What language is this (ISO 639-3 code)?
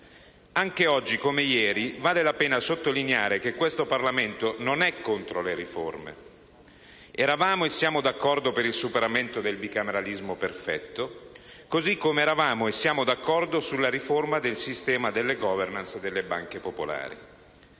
ita